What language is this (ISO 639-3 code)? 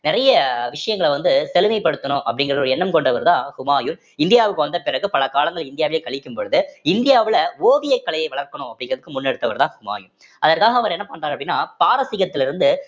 tam